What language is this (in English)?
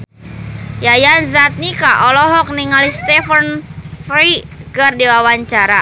Sundanese